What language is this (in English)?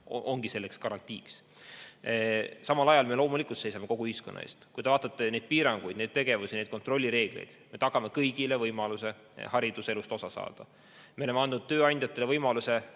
Estonian